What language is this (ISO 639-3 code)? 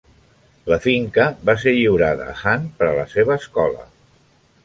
cat